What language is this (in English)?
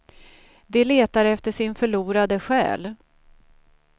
Swedish